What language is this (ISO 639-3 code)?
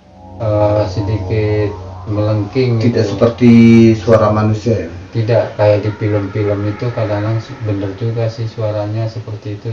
ind